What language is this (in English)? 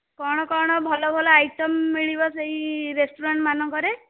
Odia